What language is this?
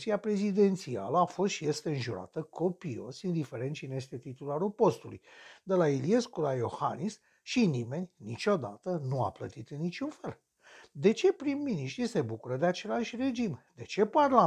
Romanian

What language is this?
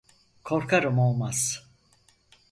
Turkish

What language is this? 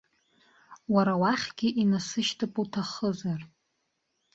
Abkhazian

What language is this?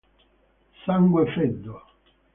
Italian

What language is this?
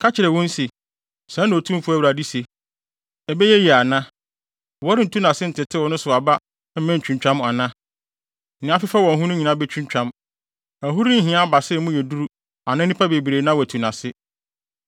Akan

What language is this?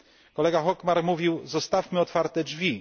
Polish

